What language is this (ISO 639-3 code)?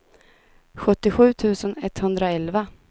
swe